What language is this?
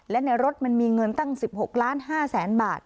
Thai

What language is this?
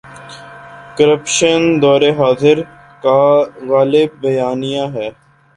Urdu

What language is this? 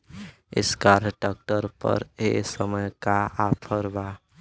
Bhojpuri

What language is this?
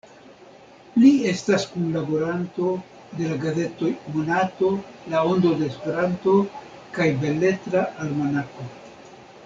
Esperanto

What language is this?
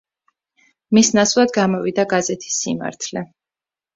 Georgian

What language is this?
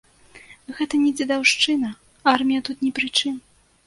Belarusian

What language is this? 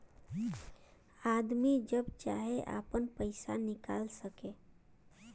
Bhojpuri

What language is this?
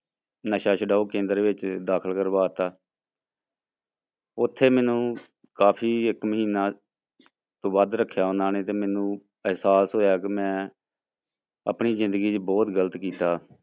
Punjabi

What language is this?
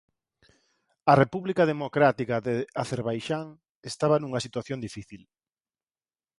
Galician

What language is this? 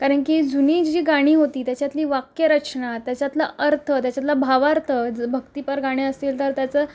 Marathi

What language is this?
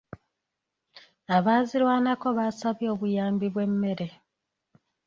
Ganda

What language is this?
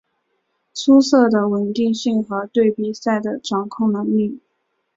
Chinese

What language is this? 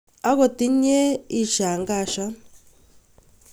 Kalenjin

